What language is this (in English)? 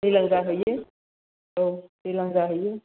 Bodo